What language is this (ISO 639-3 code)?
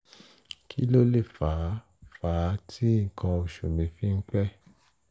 yor